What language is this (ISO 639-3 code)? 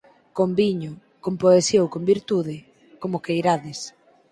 glg